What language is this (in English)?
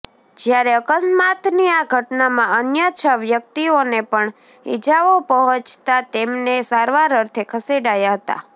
Gujarati